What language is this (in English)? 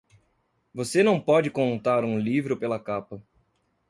Portuguese